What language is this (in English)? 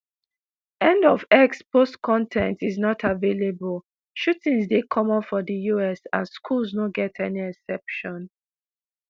Nigerian Pidgin